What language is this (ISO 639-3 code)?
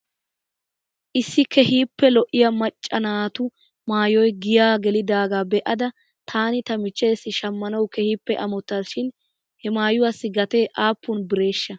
wal